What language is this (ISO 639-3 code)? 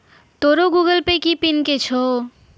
mai